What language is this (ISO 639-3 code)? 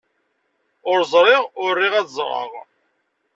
kab